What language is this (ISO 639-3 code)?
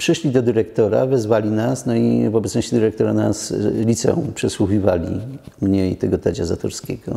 pol